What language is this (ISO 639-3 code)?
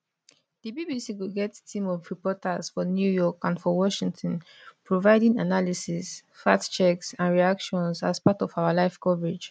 pcm